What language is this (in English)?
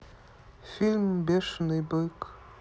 Russian